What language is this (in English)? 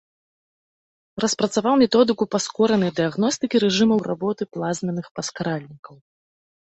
Belarusian